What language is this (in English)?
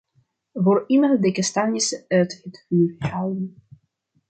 Dutch